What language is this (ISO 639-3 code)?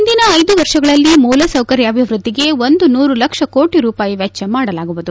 kan